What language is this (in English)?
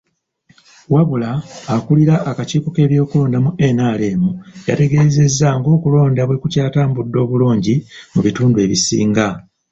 Ganda